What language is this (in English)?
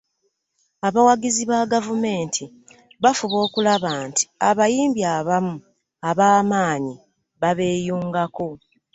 Ganda